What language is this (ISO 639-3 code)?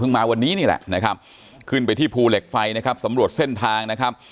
tha